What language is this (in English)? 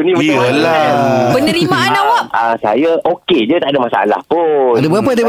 Malay